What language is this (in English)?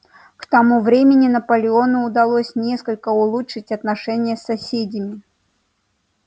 Russian